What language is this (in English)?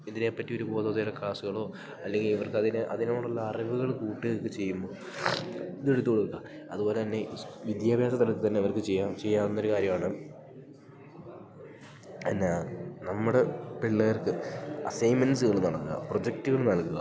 Malayalam